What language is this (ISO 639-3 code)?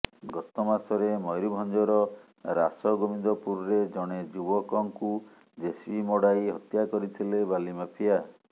ori